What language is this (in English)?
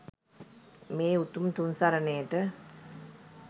Sinhala